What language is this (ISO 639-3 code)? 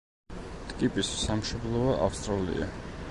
kat